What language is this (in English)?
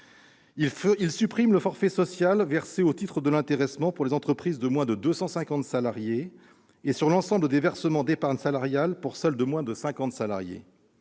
French